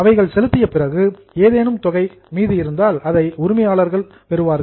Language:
Tamil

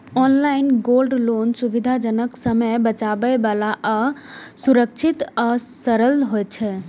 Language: Maithili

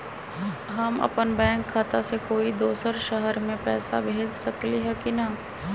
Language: Magahi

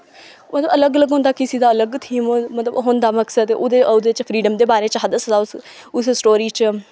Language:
Dogri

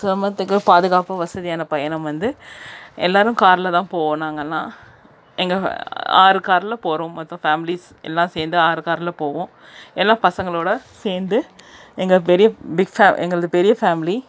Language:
Tamil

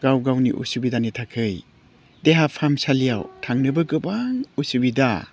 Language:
Bodo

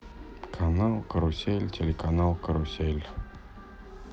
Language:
Russian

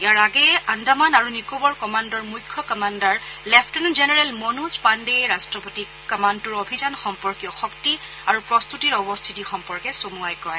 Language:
Assamese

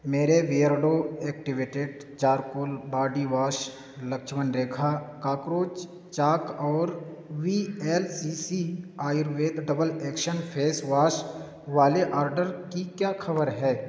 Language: Urdu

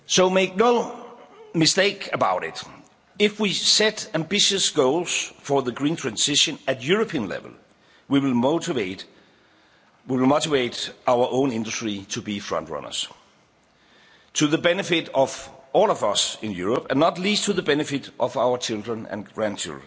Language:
English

